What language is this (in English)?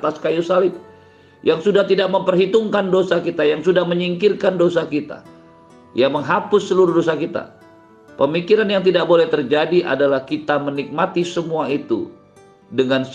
Indonesian